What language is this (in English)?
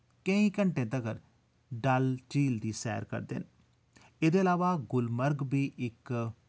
Dogri